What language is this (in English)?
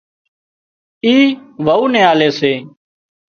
Wadiyara Koli